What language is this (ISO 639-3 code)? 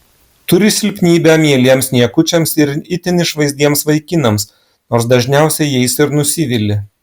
lit